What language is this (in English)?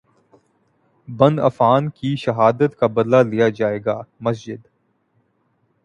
Urdu